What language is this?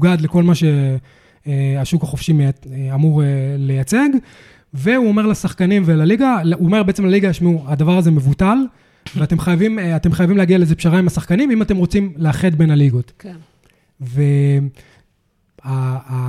Hebrew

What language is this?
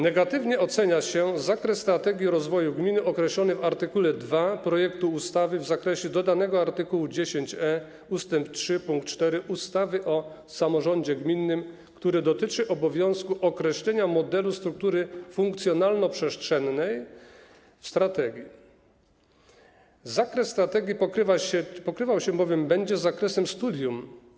Polish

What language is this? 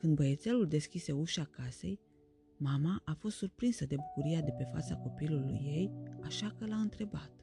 Romanian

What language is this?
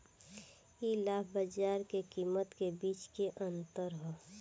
Bhojpuri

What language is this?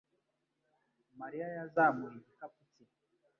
Kinyarwanda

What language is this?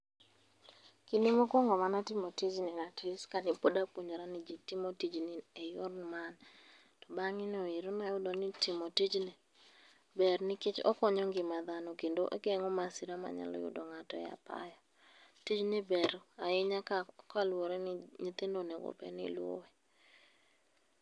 Luo (Kenya and Tanzania)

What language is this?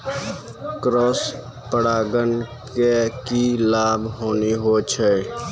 Maithili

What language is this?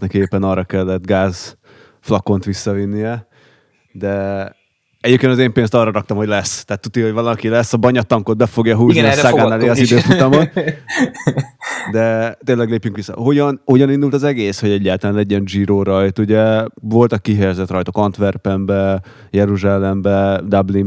Hungarian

